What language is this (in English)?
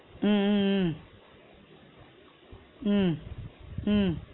Tamil